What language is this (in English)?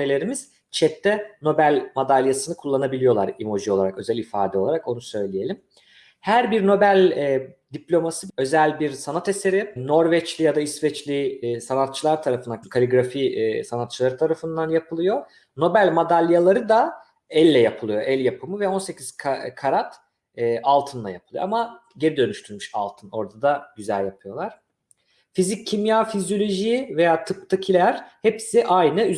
Turkish